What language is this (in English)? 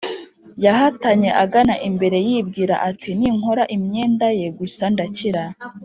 Kinyarwanda